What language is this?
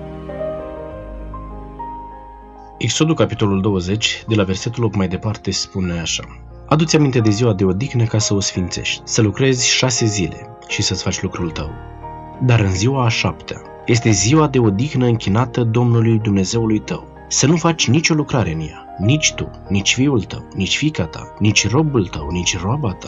Romanian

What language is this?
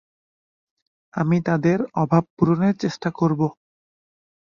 Bangla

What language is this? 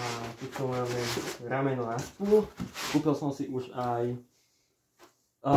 Slovak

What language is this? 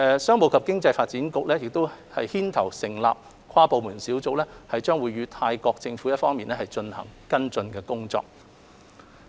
Cantonese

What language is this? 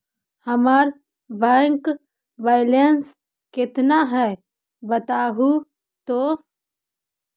Magahi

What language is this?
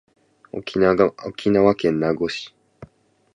Japanese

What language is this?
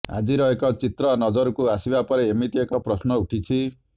Odia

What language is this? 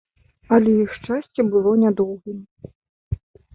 Belarusian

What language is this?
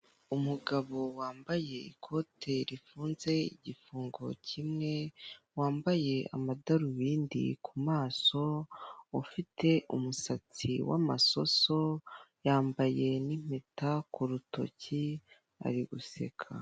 Kinyarwanda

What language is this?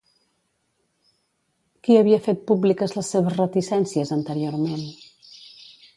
Catalan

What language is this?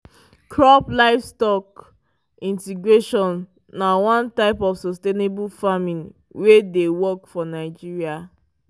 Nigerian Pidgin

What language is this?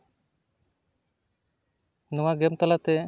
Santali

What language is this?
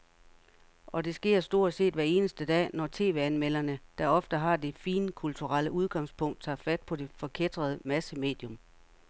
Danish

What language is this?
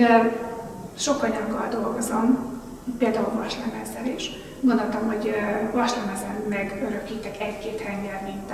Hungarian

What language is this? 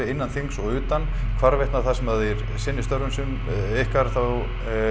Icelandic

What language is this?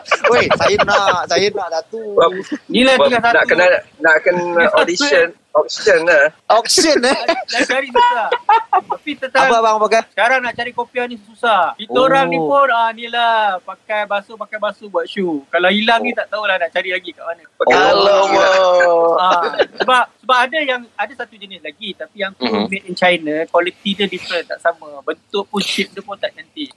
Malay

